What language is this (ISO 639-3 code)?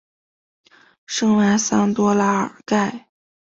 zho